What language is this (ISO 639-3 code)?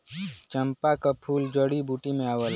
bho